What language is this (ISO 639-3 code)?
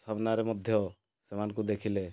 ori